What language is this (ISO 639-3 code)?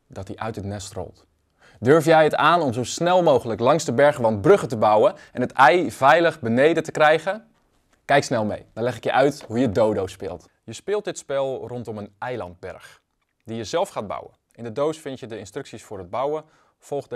nld